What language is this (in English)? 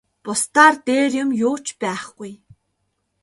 Mongolian